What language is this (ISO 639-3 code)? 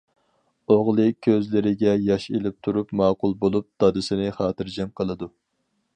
uig